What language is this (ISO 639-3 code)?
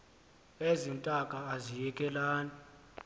xho